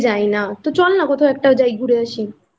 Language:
Bangla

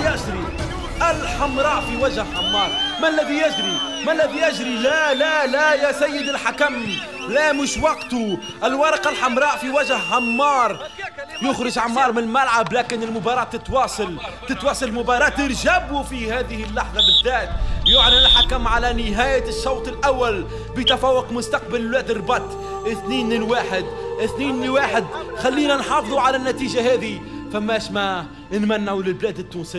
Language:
Arabic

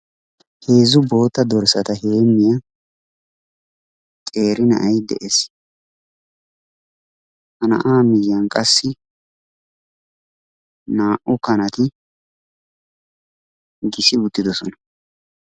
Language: Wolaytta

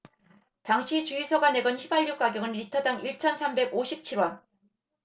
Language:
Korean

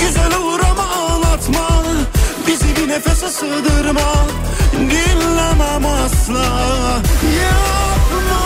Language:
Turkish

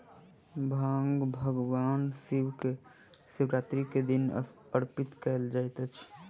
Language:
Maithili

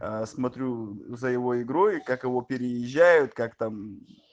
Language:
Russian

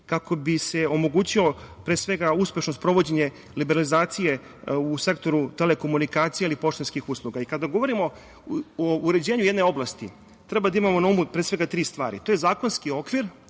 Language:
Serbian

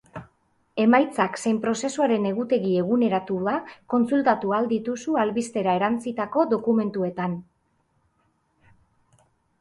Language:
Basque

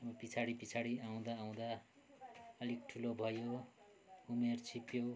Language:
Nepali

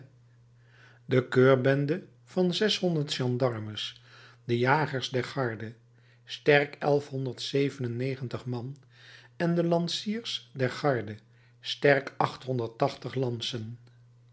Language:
Dutch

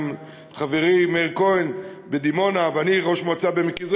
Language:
Hebrew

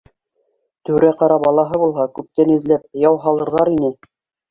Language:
Bashkir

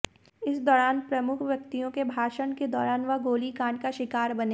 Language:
Hindi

